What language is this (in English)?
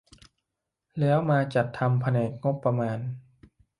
Thai